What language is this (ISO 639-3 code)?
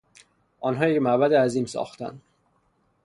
fas